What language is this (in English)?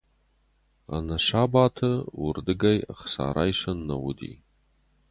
Ossetic